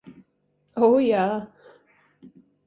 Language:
Latvian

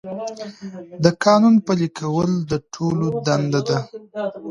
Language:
Pashto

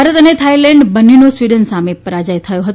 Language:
Gujarati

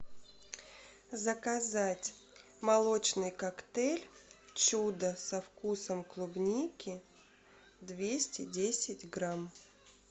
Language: Russian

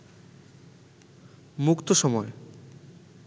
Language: Bangla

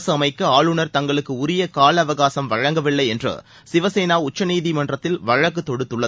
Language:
Tamil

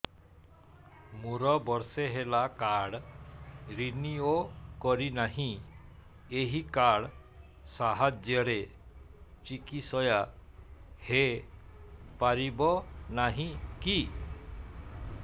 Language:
Odia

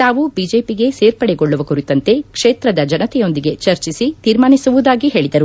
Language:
Kannada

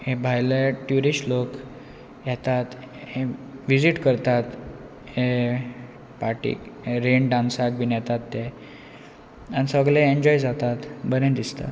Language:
Konkani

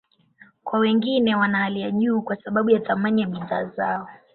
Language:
Swahili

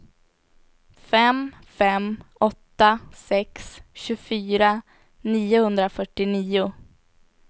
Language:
Swedish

